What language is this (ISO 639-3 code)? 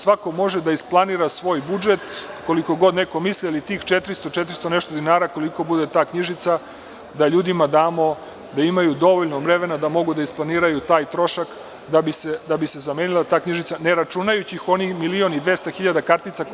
srp